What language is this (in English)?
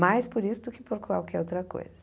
Portuguese